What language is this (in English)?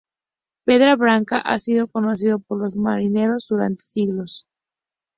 Spanish